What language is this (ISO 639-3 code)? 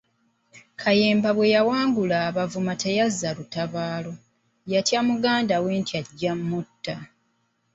lug